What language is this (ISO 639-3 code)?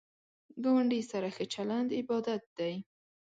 pus